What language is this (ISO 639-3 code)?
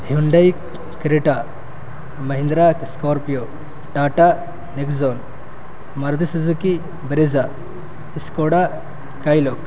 urd